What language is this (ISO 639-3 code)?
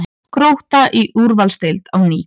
isl